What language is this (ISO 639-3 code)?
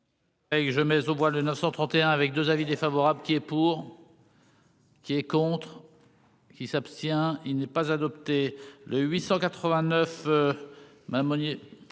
fra